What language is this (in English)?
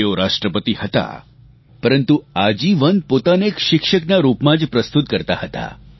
Gujarati